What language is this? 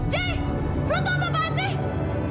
Indonesian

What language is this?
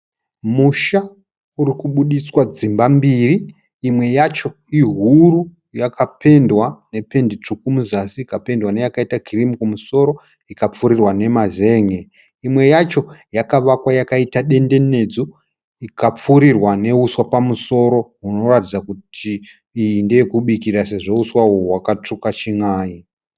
Shona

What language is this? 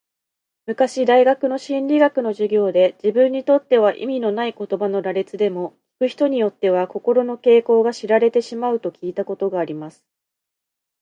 Japanese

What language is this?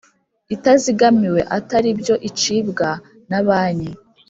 Kinyarwanda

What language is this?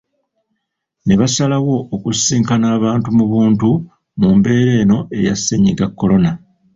Ganda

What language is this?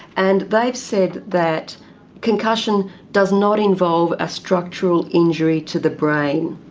English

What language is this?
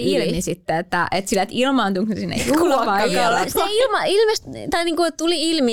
Finnish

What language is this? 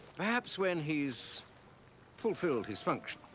English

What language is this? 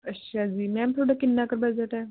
Punjabi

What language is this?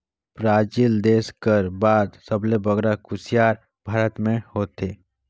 Chhattisgarhi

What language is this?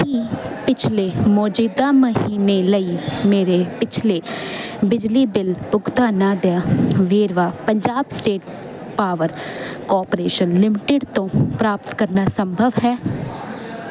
Punjabi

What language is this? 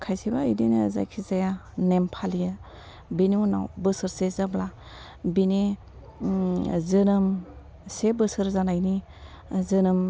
Bodo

